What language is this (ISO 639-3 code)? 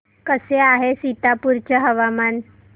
mar